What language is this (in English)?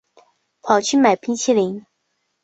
Chinese